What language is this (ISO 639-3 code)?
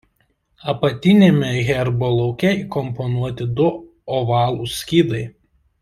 lit